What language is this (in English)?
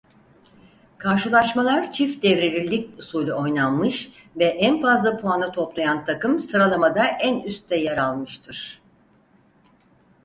Turkish